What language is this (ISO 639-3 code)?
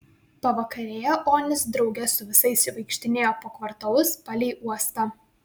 lit